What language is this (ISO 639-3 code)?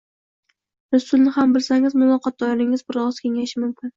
uzb